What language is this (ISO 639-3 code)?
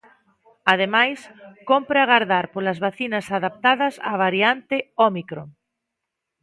glg